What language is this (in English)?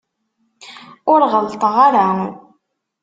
Kabyle